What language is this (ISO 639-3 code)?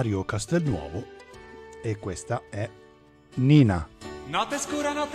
ita